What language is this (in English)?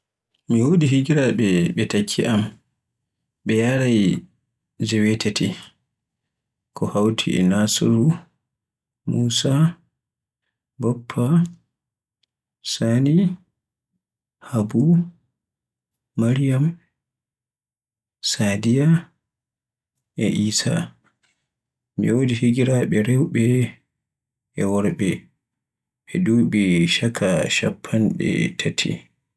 Borgu Fulfulde